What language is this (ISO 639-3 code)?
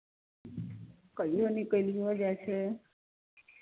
mai